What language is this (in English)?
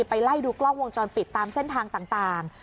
Thai